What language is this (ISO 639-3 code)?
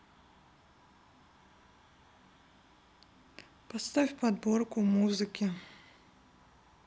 rus